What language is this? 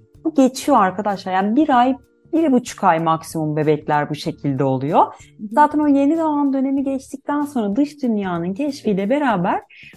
Turkish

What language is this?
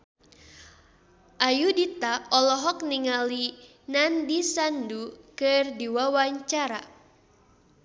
Sundanese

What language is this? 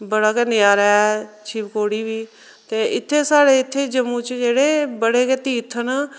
Dogri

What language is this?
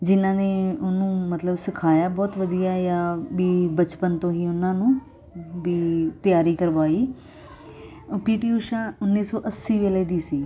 Punjabi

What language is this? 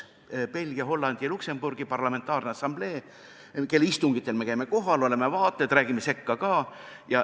Estonian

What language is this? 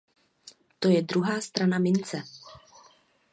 Czech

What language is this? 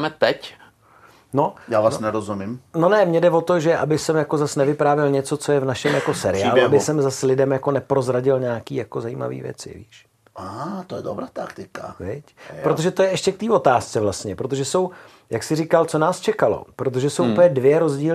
Czech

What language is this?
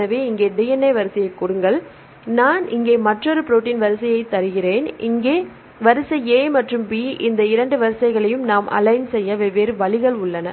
Tamil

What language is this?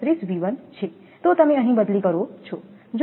Gujarati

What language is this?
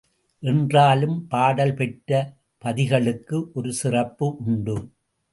Tamil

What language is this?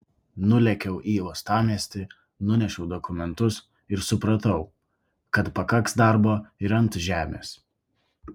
Lithuanian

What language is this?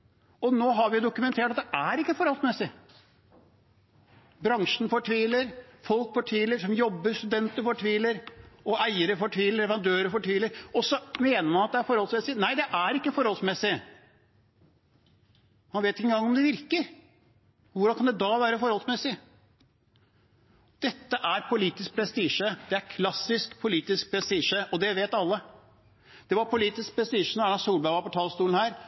Norwegian Bokmål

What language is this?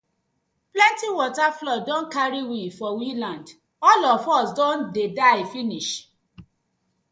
Nigerian Pidgin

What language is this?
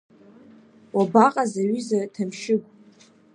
Abkhazian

